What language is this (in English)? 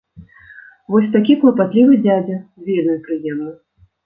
Belarusian